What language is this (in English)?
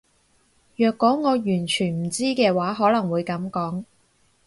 Cantonese